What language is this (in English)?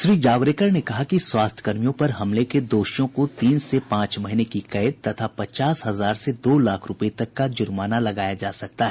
Hindi